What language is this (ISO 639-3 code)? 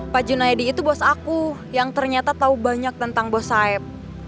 ind